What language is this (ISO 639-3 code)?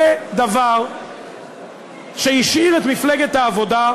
heb